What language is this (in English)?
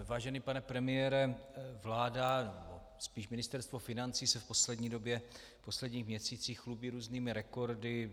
Czech